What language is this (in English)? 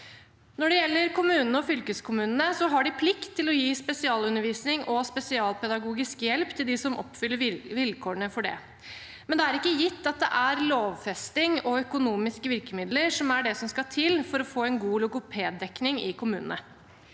Norwegian